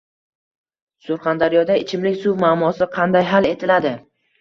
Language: Uzbek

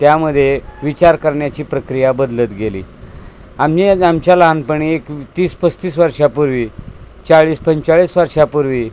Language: Marathi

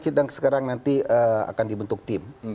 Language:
Indonesian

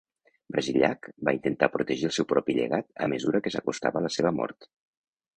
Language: Catalan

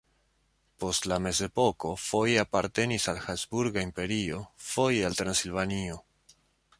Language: Esperanto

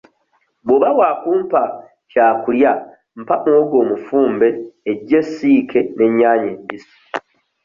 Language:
Ganda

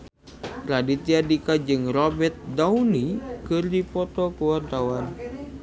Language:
Sundanese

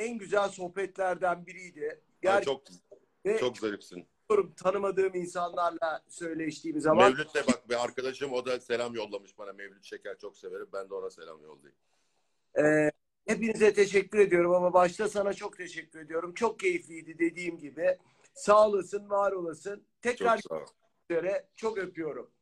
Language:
Turkish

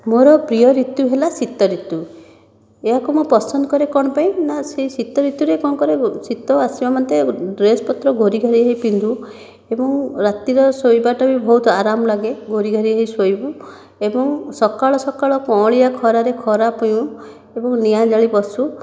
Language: Odia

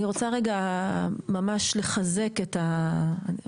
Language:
Hebrew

